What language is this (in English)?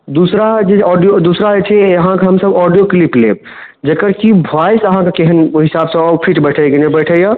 Maithili